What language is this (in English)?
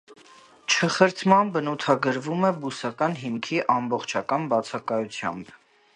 Armenian